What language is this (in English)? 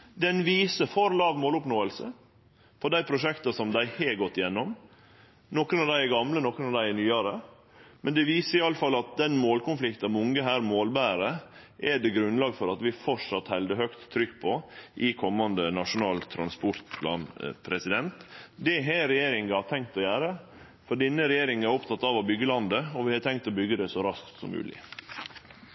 Norwegian Nynorsk